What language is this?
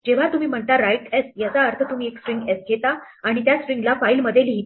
Marathi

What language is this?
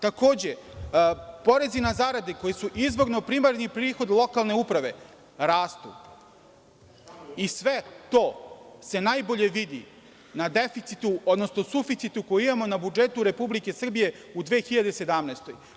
Serbian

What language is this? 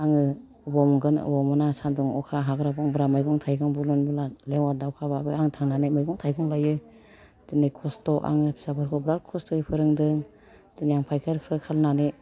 Bodo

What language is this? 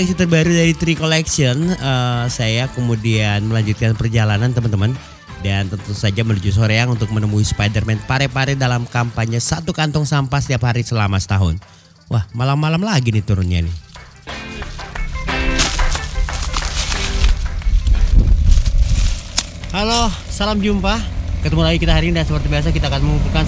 Indonesian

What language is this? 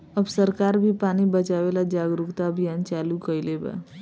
Bhojpuri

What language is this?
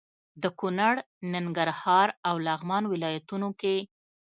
Pashto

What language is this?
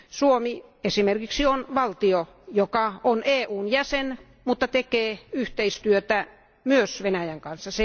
Finnish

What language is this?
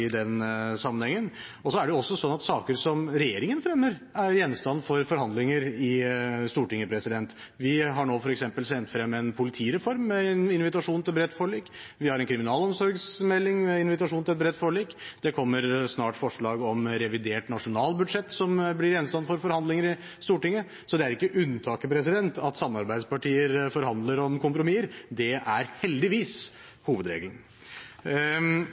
Norwegian Bokmål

